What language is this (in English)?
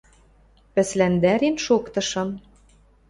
Western Mari